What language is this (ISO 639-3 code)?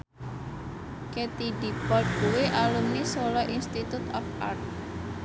jav